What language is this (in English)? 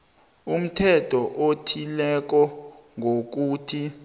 South Ndebele